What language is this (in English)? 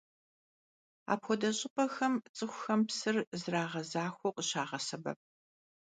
Kabardian